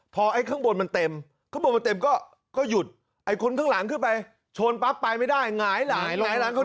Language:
Thai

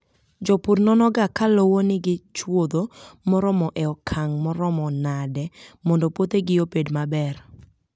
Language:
Luo (Kenya and Tanzania)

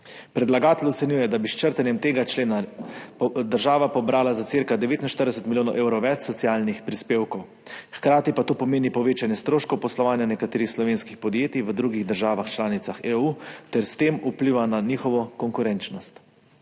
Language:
Slovenian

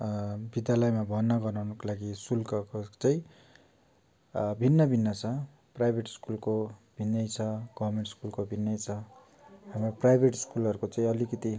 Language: Nepali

